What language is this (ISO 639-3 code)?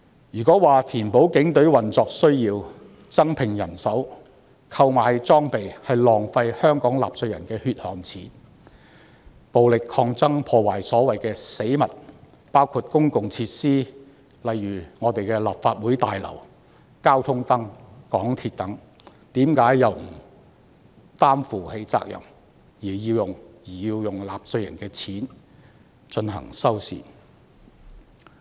yue